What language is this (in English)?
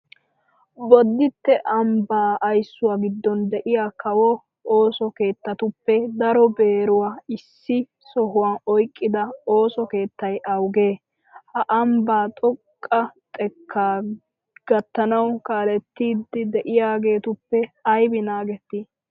Wolaytta